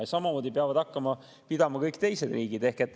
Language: Estonian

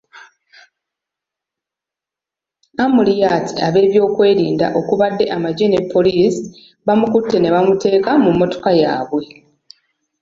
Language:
Ganda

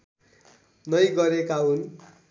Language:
Nepali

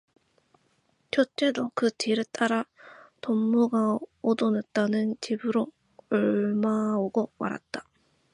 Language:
Korean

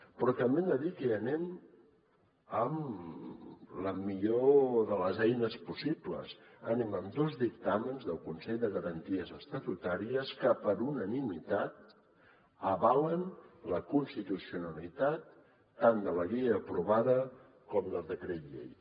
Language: Catalan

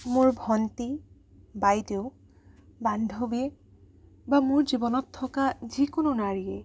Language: Assamese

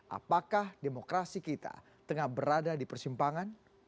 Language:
Indonesian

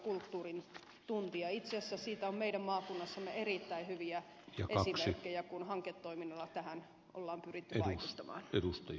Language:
Finnish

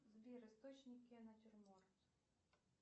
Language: Russian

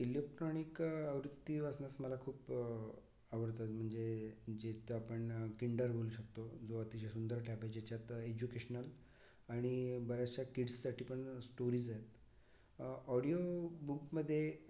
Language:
Marathi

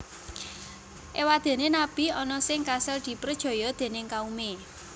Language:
Javanese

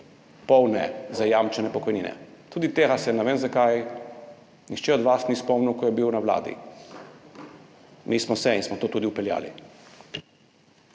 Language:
Slovenian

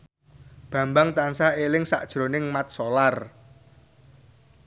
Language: Javanese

